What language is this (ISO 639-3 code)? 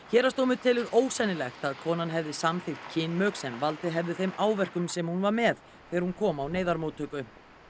isl